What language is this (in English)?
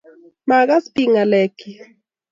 Kalenjin